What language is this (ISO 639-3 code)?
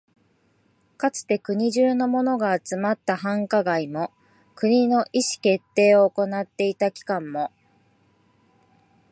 jpn